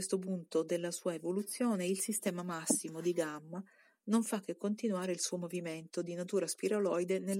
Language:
Italian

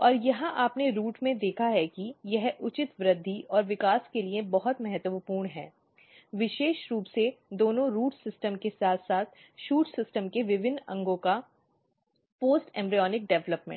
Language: Hindi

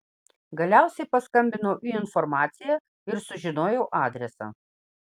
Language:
Lithuanian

